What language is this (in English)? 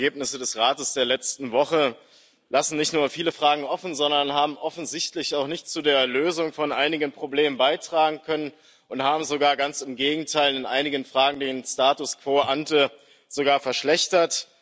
German